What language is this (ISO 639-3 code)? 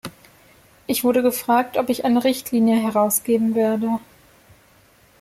deu